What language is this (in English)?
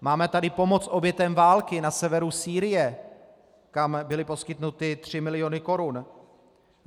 Czech